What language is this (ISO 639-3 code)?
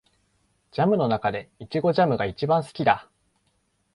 jpn